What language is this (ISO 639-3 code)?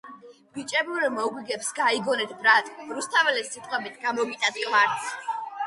kat